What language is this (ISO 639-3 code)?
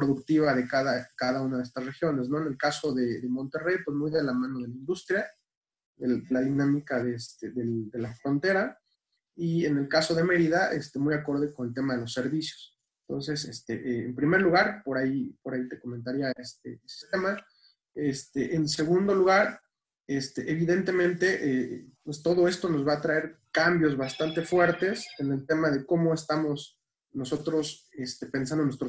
spa